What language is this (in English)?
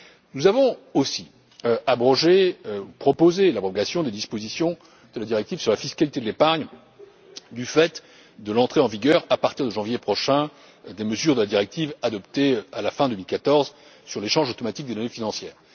French